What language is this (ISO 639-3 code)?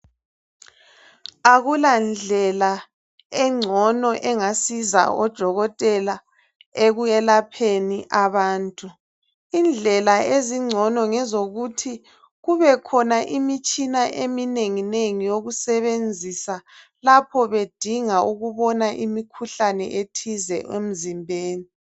nde